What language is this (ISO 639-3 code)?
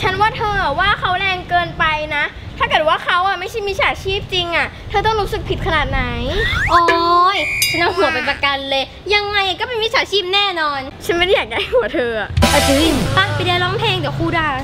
tha